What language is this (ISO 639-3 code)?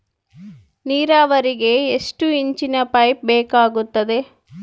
kan